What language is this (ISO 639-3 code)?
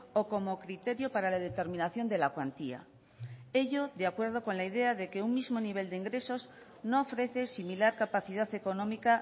spa